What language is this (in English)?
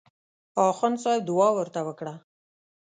Pashto